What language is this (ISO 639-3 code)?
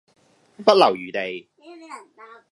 yue